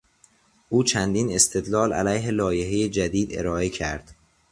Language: Persian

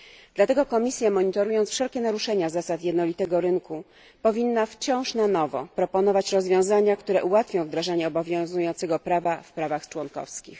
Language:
Polish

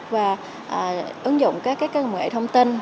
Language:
Vietnamese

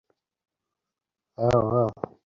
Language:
Bangla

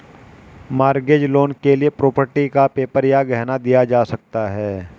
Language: Hindi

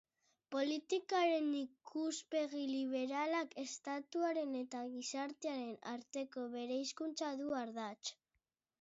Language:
Basque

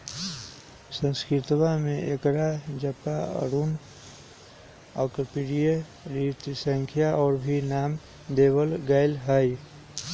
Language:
Magahi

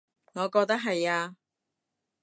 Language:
Cantonese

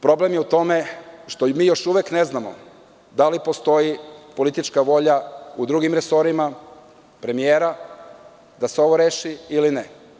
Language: Serbian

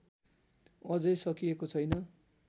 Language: Nepali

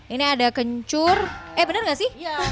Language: Indonesian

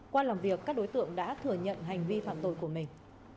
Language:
Vietnamese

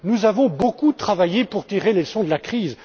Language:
French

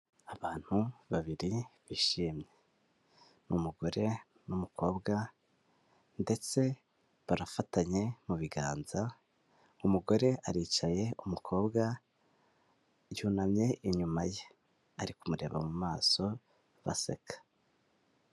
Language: Kinyarwanda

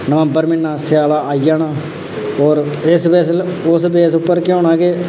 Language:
Dogri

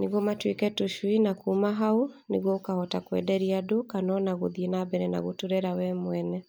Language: Kikuyu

